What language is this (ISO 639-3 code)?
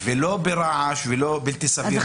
heb